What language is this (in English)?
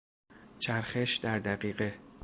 Persian